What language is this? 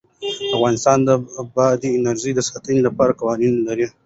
Pashto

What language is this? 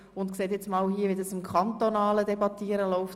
Swiss German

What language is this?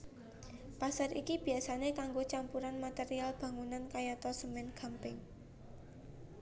Javanese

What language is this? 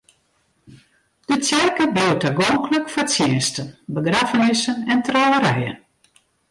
Western Frisian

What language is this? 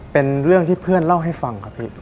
Thai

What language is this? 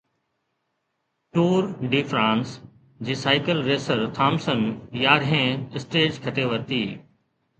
Sindhi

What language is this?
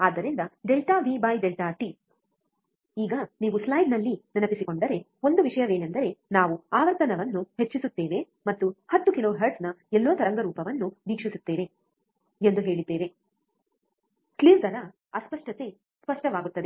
Kannada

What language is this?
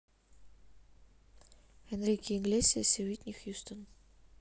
Russian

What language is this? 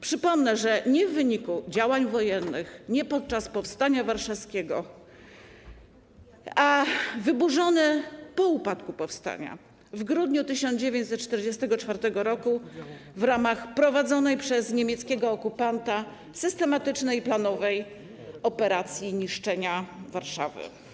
Polish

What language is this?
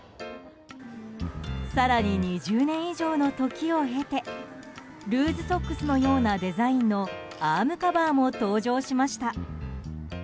Japanese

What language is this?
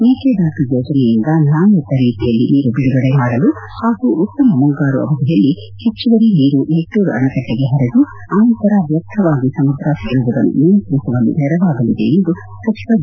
Kannada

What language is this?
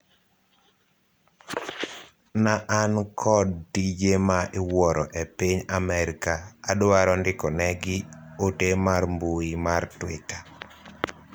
Luo (Kenya and Tanzania)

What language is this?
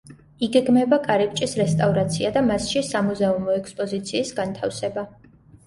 Georgian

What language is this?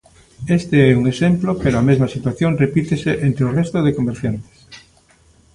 Galician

